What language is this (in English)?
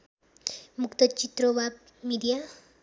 Nepali